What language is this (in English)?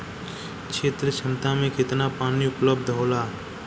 Bhojpuri